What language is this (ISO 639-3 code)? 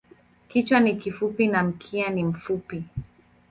swa